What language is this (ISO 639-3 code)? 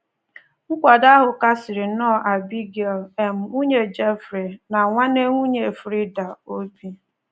ibo